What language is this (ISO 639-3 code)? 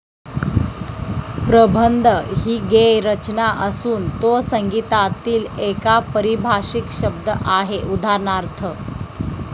mar